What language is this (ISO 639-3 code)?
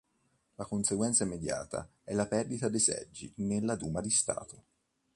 ita